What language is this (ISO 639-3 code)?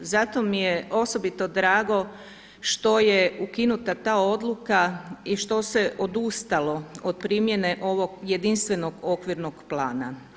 hrv